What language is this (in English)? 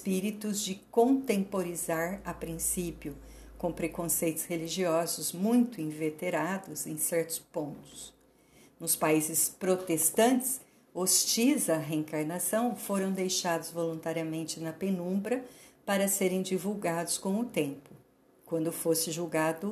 Portuguese